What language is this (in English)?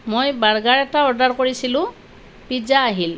Assamese